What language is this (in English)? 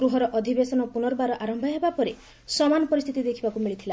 Odia